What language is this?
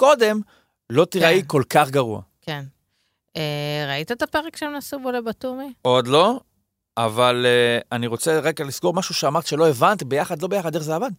Hebrew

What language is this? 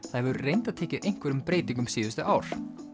Icelandic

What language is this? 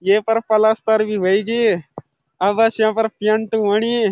Garhwali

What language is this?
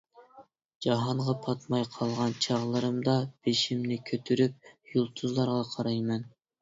Uyghur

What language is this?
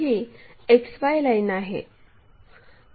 Marathi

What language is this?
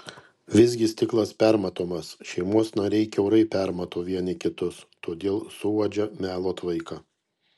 Lithuanian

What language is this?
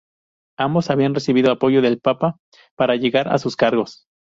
Spanish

